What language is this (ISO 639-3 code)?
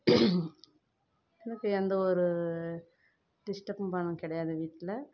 tam